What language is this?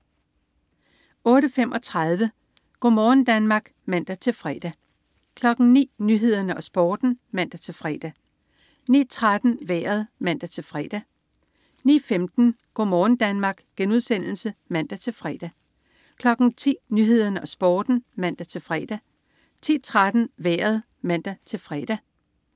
Danish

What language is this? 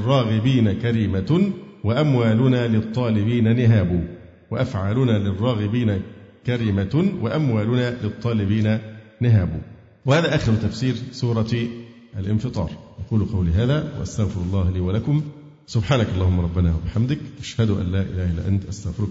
Arabic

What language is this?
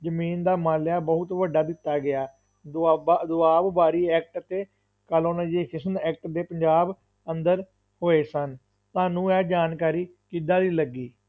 Punjabi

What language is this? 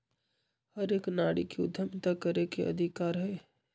Magahi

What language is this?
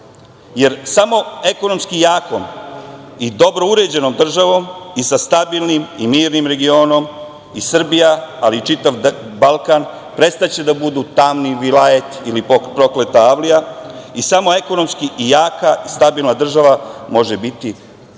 Serbian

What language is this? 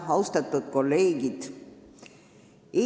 Estonian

